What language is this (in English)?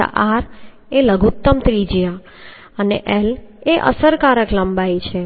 Gujarati